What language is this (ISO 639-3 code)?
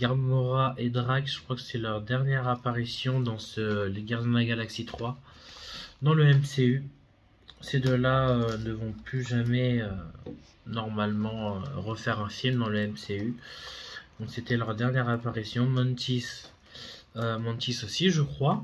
fra